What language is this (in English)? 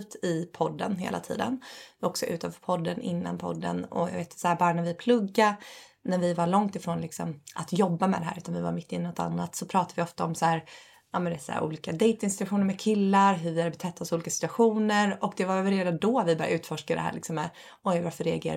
Swedish